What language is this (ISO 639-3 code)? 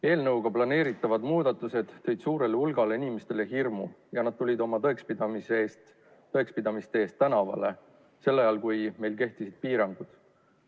est